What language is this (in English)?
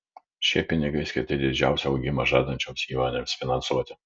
Lithuanian